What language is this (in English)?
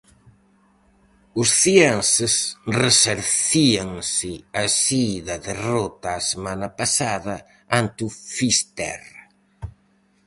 Galician